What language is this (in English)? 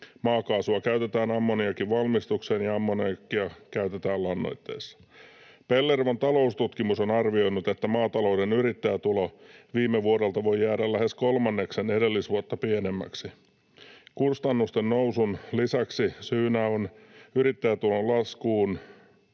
Finnish